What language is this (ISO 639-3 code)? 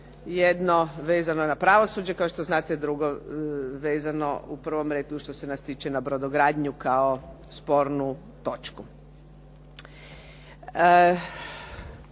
hrv